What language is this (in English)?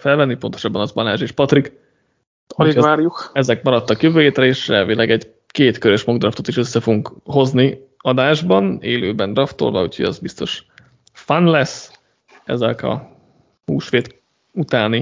Hungarian